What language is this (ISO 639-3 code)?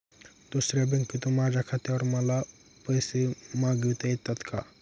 mar